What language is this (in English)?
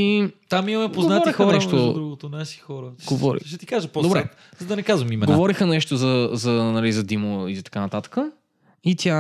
Bulgarian